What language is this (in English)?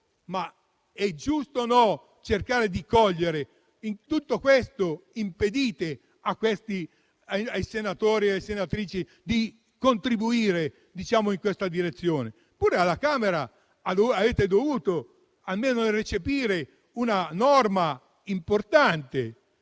Italian